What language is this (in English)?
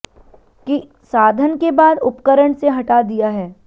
Hindi